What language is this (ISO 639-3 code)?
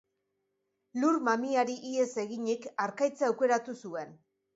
eus